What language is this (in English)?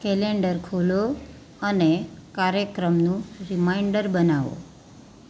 Gujarati